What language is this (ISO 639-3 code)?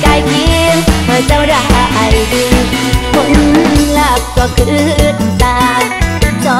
tha